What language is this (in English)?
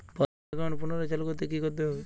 Bangla